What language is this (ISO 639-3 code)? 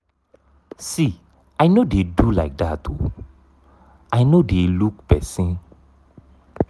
pcm